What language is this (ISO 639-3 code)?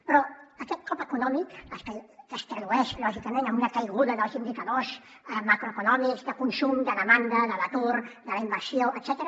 cat